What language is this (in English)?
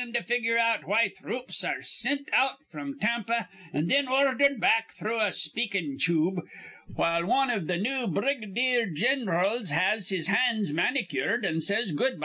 English